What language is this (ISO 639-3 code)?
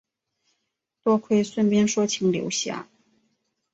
zho